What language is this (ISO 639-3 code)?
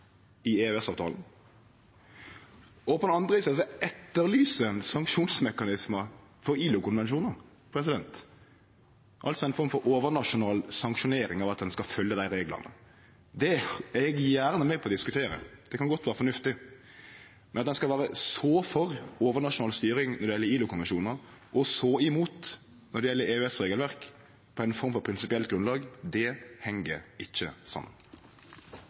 nno